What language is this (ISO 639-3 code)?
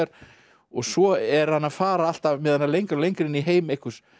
isl